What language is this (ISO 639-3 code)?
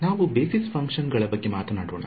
kan